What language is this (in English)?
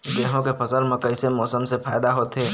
Chhattisgarhi